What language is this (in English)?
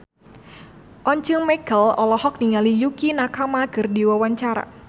Sundanese